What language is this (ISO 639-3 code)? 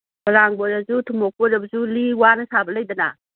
mni